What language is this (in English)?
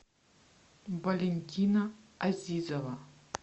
Russian